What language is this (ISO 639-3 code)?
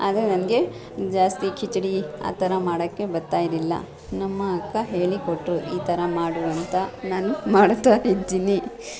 kan